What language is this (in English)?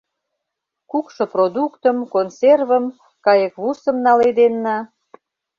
Mari